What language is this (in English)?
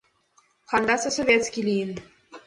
Mari